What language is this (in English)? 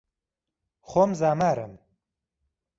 Central Kurdish